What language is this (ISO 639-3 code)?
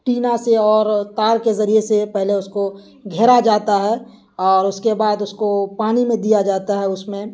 urd